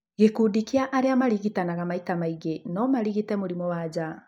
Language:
Kikuyu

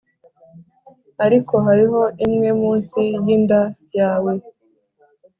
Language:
Kinyarwanda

